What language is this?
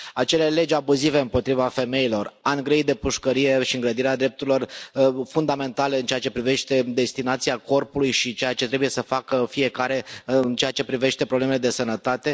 Romanian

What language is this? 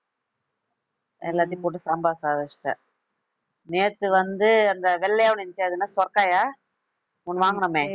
Tamil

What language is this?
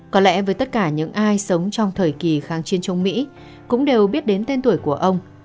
Vietnamese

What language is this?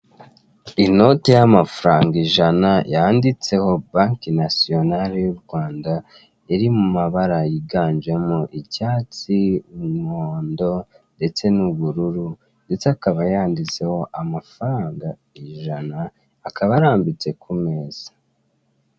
Kinyarwanda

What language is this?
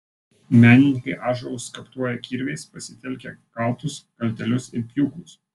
Lithuanian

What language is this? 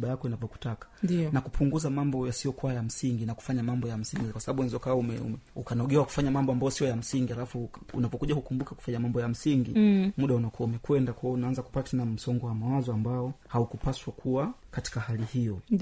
Swahili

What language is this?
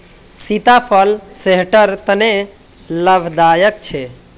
Magahi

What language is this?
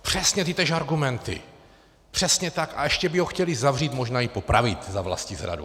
Czech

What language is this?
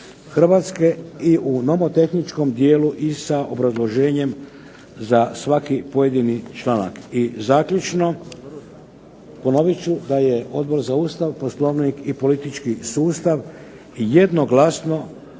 Croatian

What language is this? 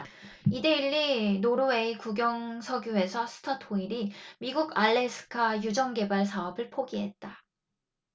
Korean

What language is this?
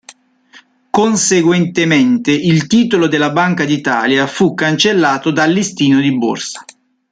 Italian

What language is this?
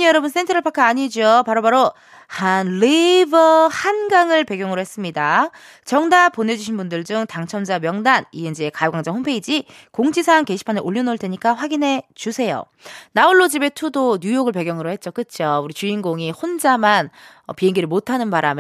Korean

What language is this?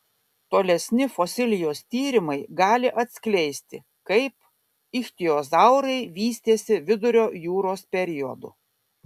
Lithuanian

